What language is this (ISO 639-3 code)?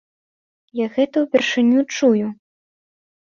bel